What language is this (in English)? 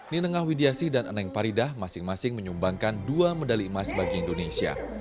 Indonesian